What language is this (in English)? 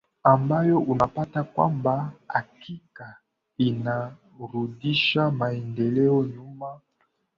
Swahili